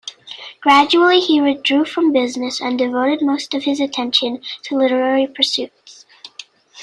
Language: English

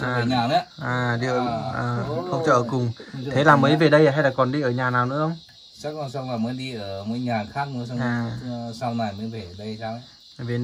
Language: Vietnamese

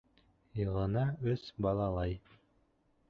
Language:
Bashkir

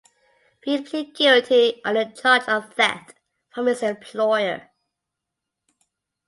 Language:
English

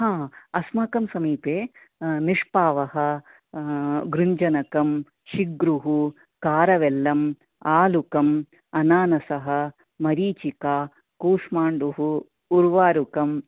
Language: Sanskrit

